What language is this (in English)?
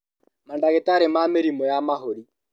Kikuyu